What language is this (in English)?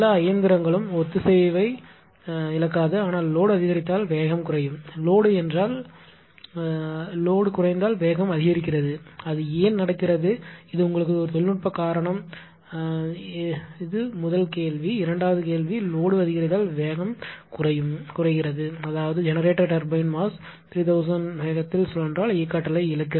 Tamil